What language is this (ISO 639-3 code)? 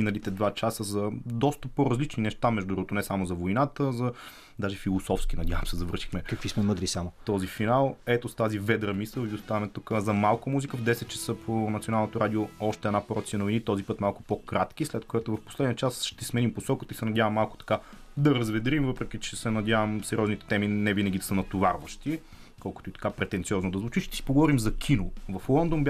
bul